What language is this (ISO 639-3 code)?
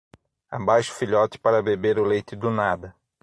por